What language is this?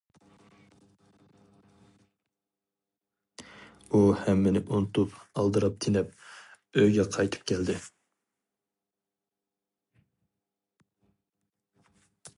Uyghur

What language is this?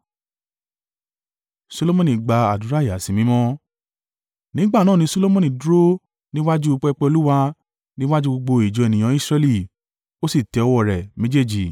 Yoruba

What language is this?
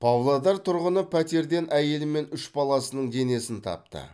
Kazakh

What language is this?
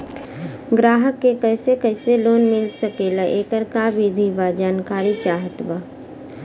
Bhojpuri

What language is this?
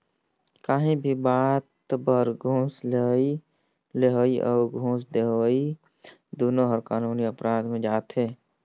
Chhattisgarhi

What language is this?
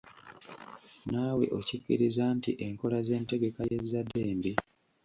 Ganda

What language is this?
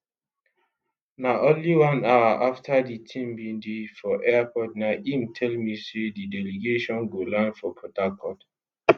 Nigerian Pidgin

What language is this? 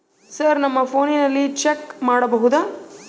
Kannada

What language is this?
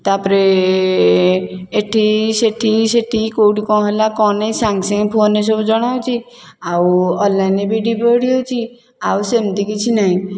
Odia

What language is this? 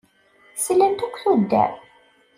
Kabyle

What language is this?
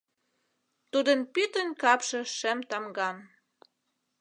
Mari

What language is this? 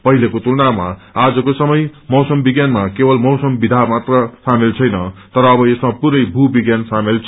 Nepali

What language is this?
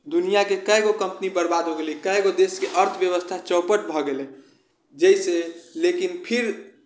Maithili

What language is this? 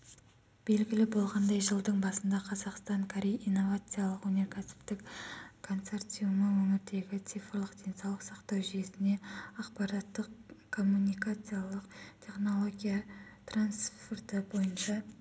Kazakh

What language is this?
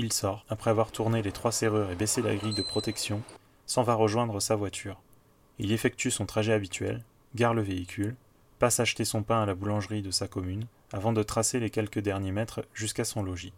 French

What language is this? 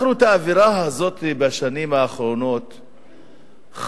Hebrew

